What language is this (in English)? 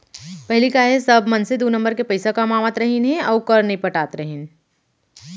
Chhattisgarhi